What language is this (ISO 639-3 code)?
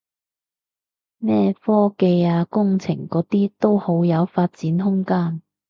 yue